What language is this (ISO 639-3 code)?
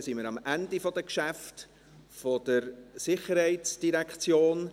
gsw